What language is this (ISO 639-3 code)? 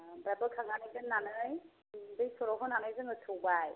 brx